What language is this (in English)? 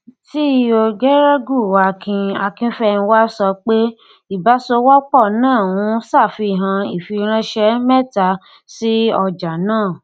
Yoruba